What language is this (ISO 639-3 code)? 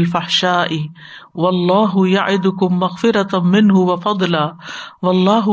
urd